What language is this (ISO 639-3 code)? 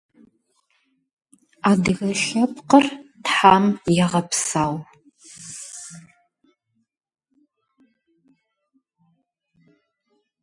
rus